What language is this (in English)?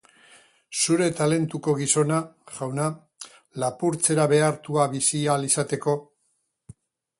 Basque